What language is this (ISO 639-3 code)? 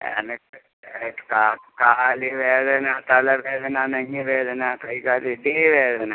mal